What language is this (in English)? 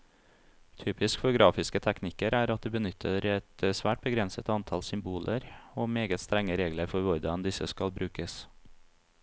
Norwegian